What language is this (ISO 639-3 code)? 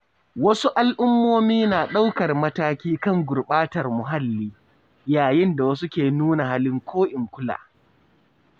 hau